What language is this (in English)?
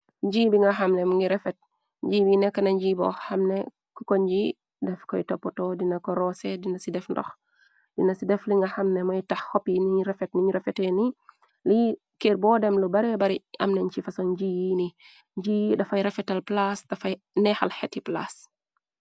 Wolof